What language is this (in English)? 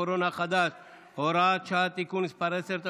Hebrew